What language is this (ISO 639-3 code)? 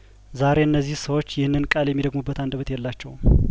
amh